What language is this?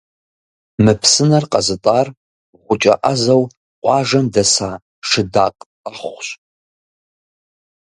Kabardian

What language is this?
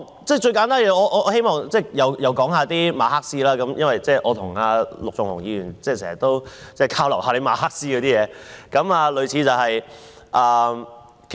Cantonese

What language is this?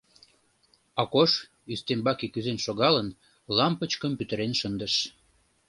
Mari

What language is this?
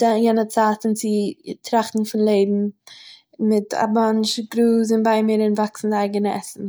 Yiddish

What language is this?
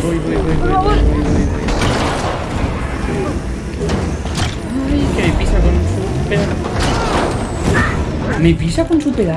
Spanish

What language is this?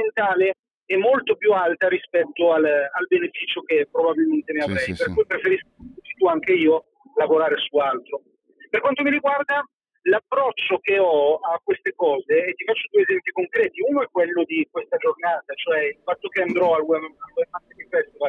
Italian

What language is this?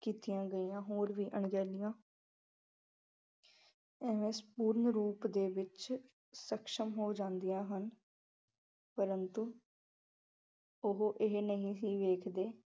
Punjabi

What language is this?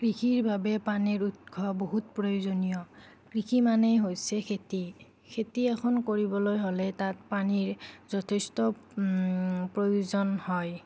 Assamese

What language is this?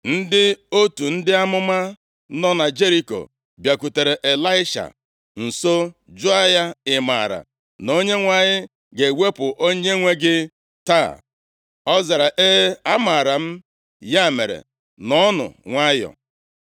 Igbo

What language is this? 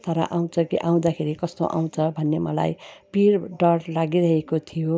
Nepali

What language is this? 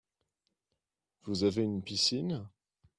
French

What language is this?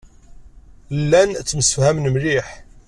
Kabyle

